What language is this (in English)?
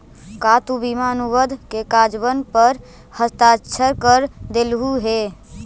Magahi